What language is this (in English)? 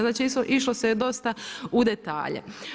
Croatian